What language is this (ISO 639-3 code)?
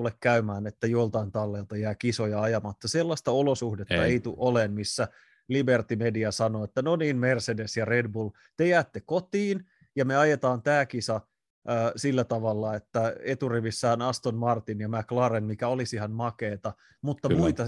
fin